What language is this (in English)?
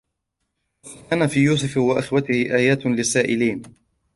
Arabic